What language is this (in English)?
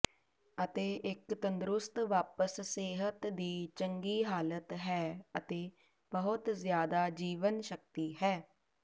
Punjabi